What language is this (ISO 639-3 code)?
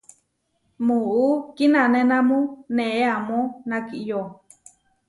var